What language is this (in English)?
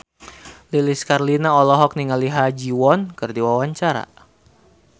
Sundanese